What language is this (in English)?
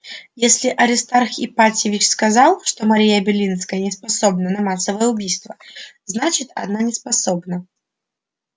Russian